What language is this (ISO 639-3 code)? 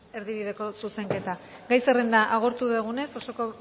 eus